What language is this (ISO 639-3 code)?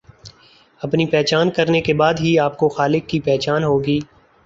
urd